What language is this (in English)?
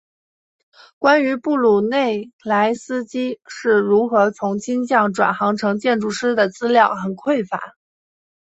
Chinese